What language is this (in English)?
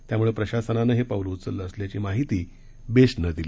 Marathi